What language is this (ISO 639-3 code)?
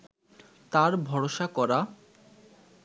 ben